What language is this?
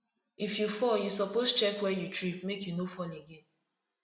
Nigerian Pidgin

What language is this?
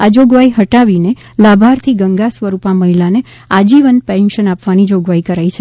Gujarati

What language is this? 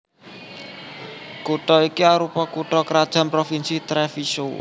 Javanese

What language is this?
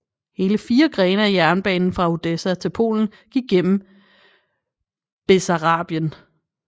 Danish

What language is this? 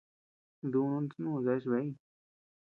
Tepeuxila Cuicatec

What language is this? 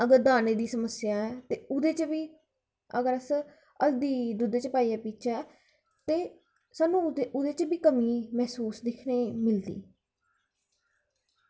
Dogri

